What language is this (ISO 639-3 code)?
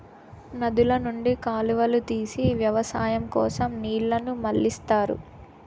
tel